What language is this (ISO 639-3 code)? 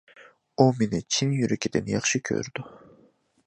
uig